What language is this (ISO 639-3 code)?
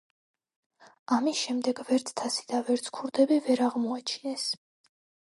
kat